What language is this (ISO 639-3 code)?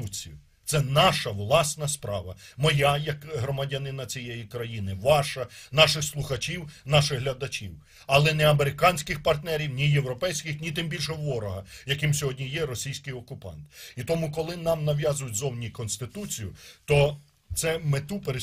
ukr